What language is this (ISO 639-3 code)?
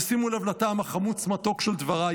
heb